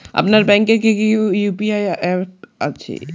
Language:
Bangla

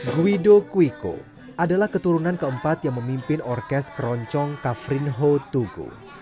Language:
Indonesian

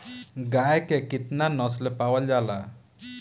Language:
Bhojpuri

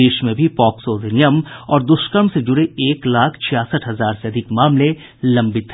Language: Hindi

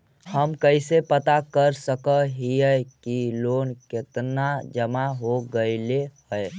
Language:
Magahi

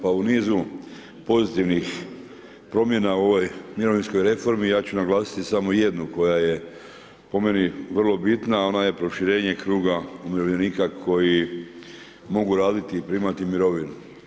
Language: Croatian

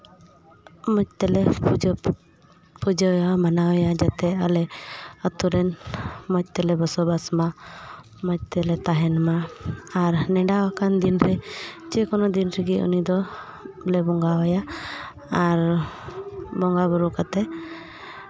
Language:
Santali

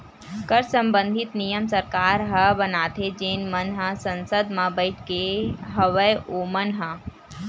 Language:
Chhattisgarhi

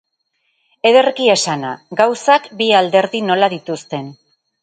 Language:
Basque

